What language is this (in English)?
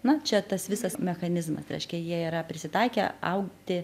Lithuanian